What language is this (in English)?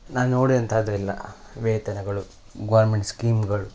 Kannada